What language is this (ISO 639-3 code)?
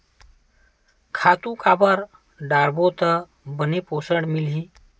hne